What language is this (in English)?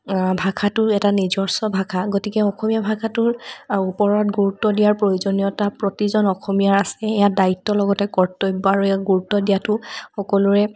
Assamese